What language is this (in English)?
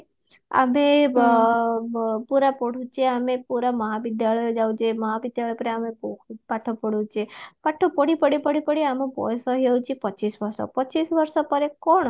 Odia